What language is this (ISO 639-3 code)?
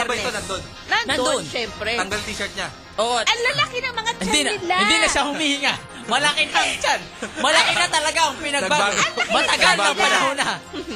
fil